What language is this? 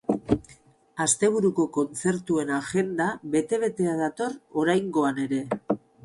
Basque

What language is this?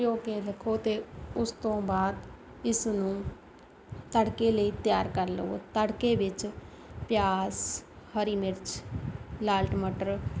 Punjabi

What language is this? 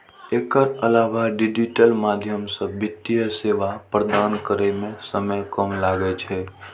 Maithili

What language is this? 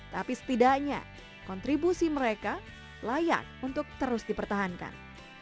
Indonesian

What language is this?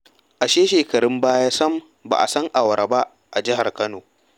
Hausa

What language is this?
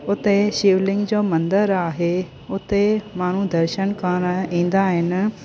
Sindhi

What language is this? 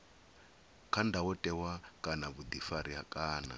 Venda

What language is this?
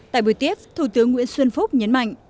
Vietnamese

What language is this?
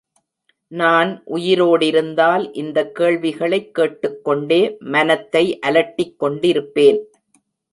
Tamil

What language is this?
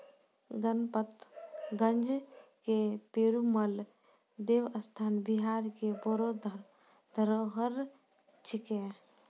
Maithili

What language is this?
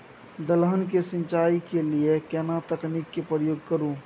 Maithili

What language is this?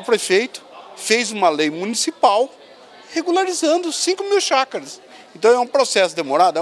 Portuguese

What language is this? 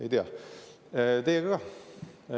Estonian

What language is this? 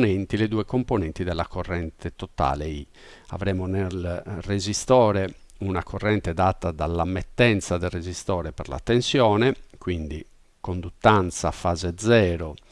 Italian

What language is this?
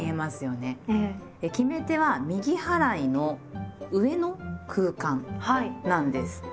Japanese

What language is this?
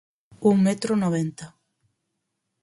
Galician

